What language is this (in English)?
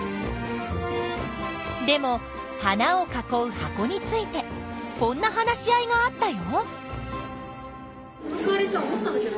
Japanese